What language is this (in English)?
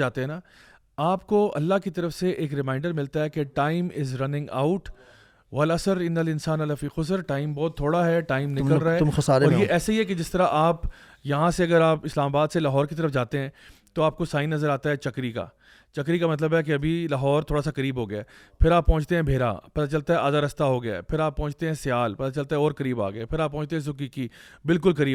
Urdu